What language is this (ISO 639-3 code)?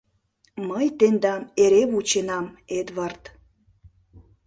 chm